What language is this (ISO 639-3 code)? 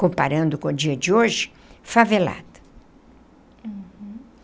por